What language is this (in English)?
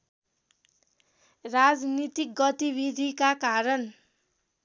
Nepali